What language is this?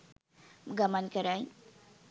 Sinhala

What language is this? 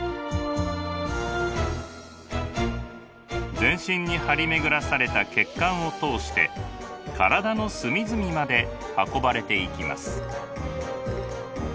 Japanese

